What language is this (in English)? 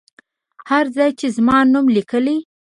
Pashto